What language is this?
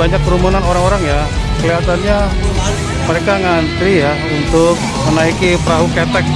Indonesian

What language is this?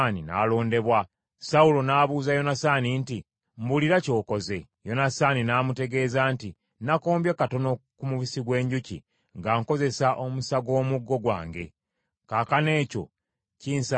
Ganda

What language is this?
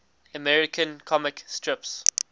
English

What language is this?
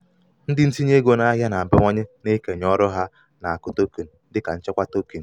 Igbo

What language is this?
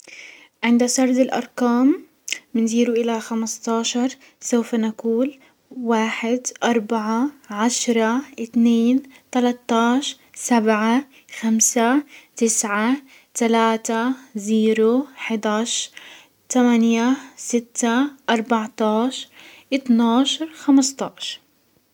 Hijazi Arabic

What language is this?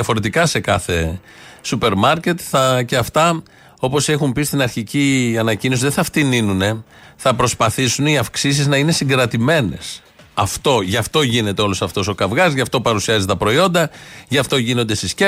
Greek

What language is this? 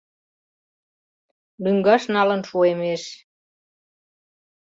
Mari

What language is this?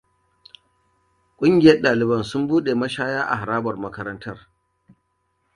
Hausa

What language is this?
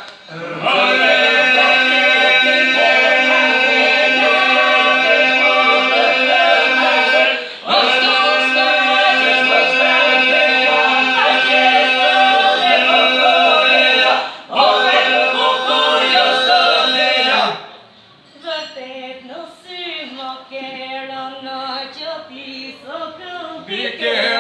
Albanian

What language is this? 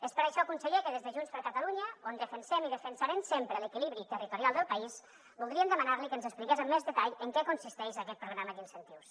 Catalan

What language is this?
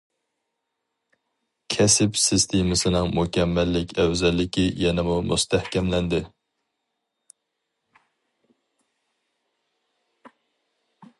Uyghur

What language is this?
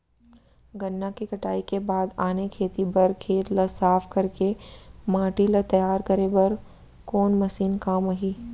Chhattisgarhi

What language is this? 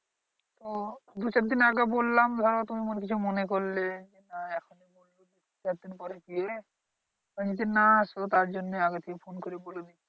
Bangla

